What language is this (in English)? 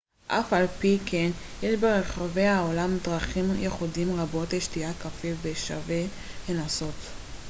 Hebrew